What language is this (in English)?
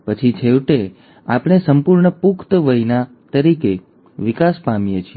Gujarati